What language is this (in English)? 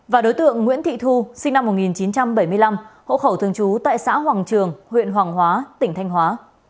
Vietnamese